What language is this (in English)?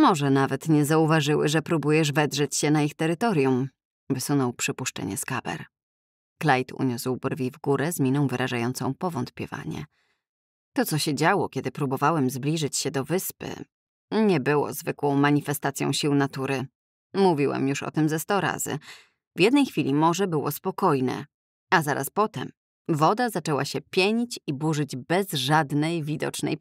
Polish